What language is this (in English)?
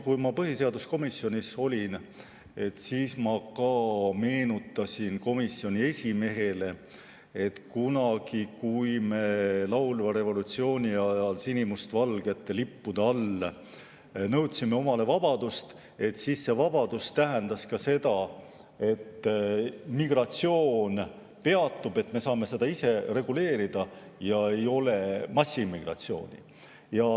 Estonian